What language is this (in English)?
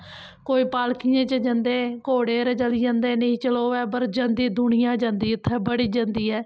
Dogri